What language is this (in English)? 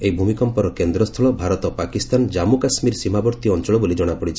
Odia